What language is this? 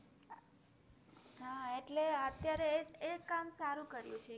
Gujarati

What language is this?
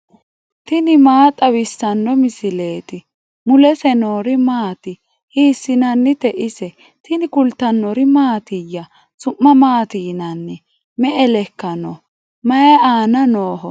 Sidamo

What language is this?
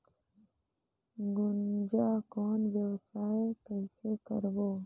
Chhattisgarhi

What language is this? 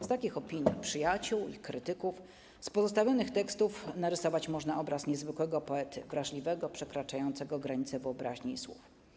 Polish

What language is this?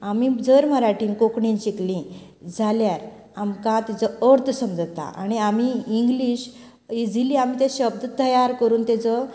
Konkani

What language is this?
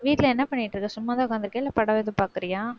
Tamil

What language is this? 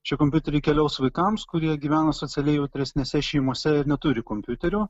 Lithuanian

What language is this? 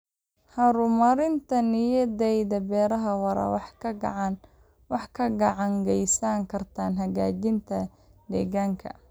Somali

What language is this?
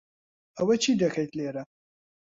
Central Kurdish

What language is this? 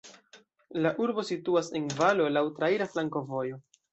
Esperanto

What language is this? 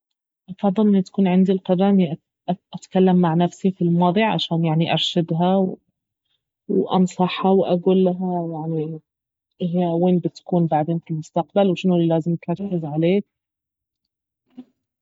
Baharna Arabic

